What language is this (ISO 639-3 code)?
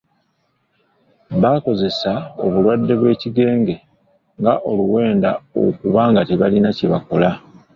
lug